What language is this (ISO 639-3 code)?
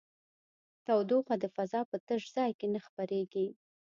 pus